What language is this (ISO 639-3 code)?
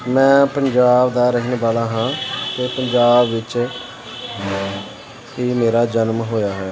pan